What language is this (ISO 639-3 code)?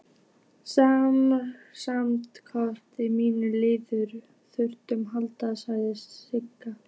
isl